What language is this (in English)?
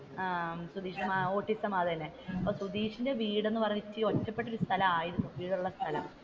Malayalam